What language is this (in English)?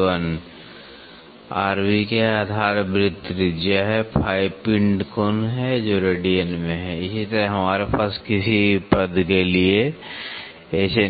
Hindi